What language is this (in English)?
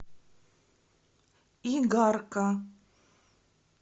Russian